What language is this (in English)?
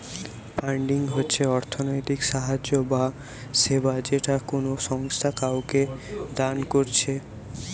Bangla